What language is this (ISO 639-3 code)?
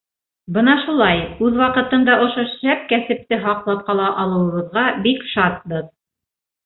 bak